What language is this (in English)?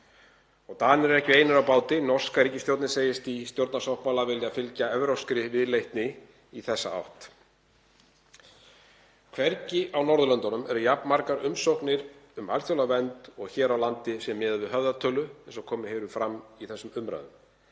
Icelandic